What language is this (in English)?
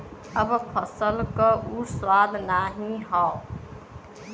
Bhojpuri